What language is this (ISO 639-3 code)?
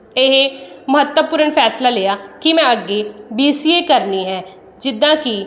pan